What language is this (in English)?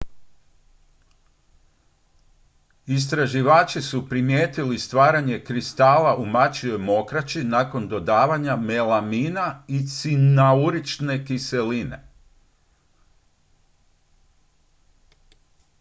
Croatian